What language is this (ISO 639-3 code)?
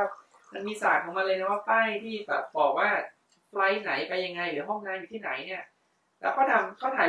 tha